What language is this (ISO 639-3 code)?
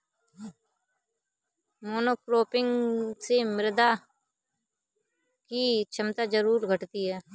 hin